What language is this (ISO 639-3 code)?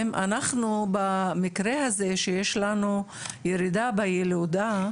heb